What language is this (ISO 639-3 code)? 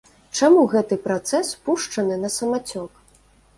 bel